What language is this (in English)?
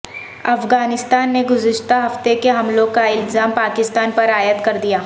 Urdu